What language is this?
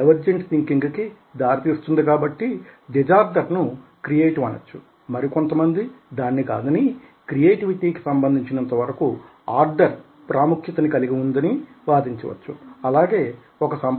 Telugu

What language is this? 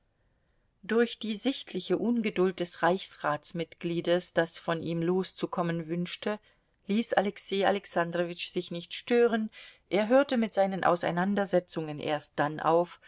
German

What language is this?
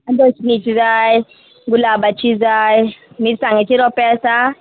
Konkani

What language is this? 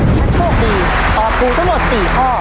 Thai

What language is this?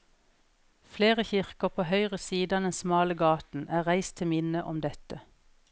Norwegian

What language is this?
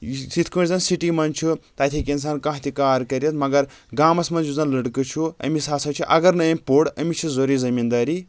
Kashmiri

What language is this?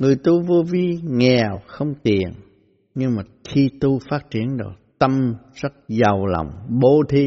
Vietnamese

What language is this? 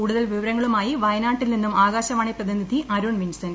Malayalam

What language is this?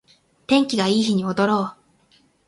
Japanese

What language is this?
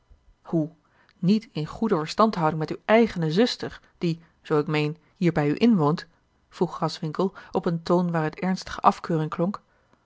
Dutch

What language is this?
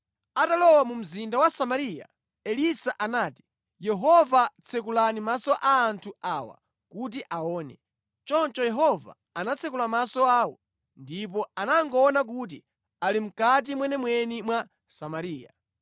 Nyanja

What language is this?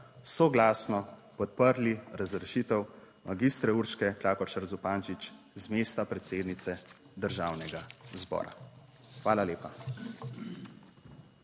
Slovenian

